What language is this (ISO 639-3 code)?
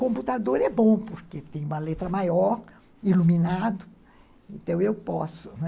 por